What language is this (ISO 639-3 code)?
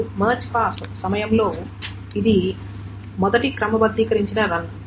tel